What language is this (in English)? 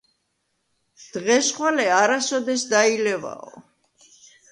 Georgian